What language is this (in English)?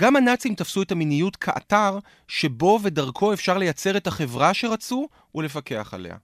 Hebrew